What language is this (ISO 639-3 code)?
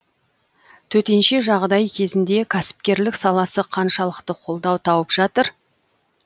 kaz